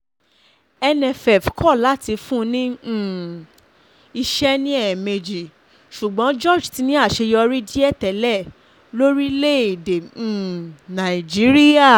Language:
Yoruba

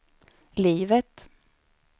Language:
Swedish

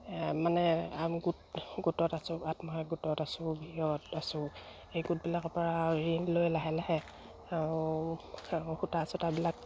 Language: Assamese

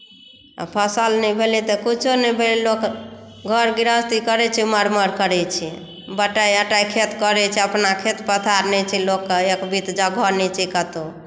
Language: Maithili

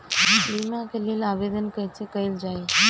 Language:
Bhojpuri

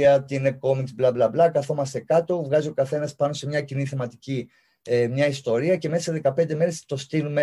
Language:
Greek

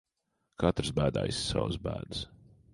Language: Latvian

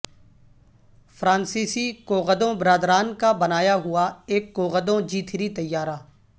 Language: Urdu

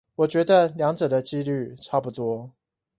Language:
Chinese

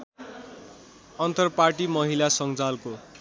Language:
Nepali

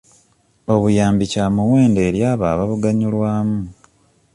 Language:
Ganda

